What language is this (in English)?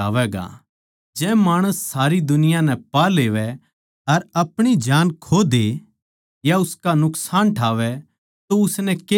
Haryanvi